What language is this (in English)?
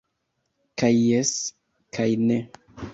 Esperanto